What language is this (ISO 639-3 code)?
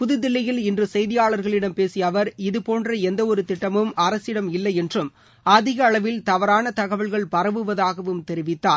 tam